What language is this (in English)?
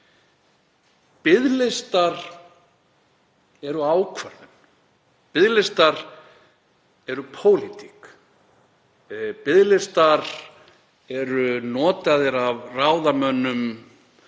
Icelandic